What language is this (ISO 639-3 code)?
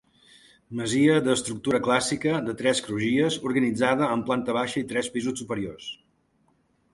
cat